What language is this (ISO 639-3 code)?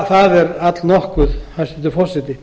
isl